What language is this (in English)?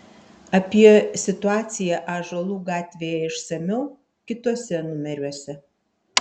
Lithuanian